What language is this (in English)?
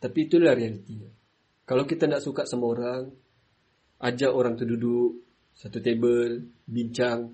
Malay